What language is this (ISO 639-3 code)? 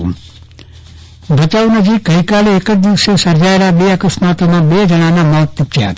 guj